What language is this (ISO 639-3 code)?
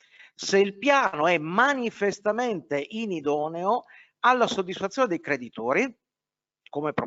ita